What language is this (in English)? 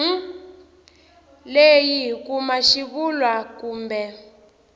Tsonga